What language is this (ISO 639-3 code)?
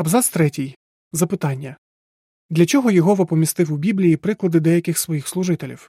ukr